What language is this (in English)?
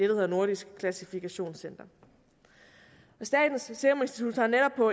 Danish